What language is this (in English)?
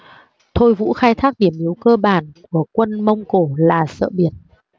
Vietnamese